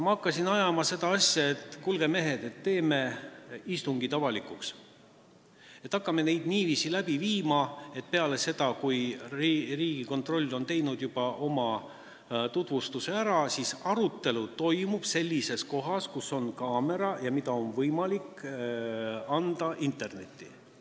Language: Estonian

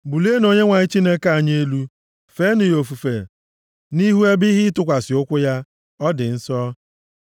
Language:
Igbo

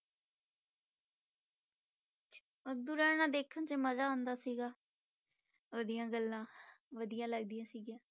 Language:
Punjabi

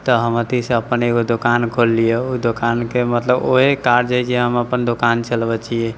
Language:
Maithili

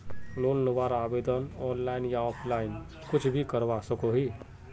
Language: Magahi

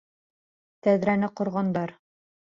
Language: Bashkir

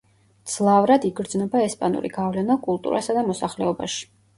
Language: Georgian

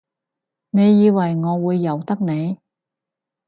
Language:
Cantonese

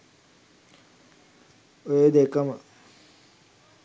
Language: Sinhala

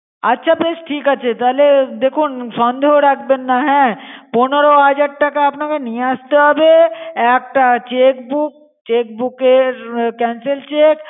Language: Bangla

